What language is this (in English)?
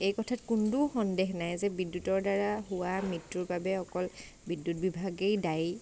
Assamese